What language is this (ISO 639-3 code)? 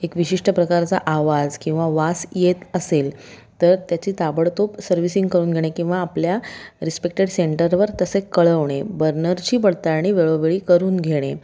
mar